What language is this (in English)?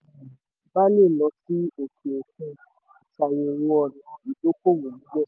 Yoruba